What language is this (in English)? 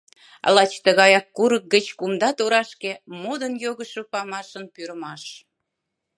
Mari